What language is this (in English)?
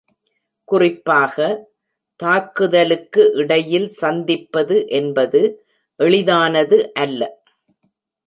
Tamil